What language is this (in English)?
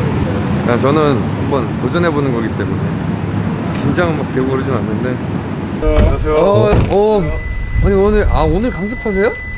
Korean